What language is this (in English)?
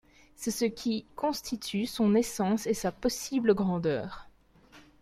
French